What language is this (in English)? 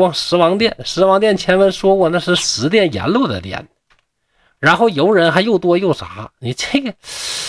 Chinese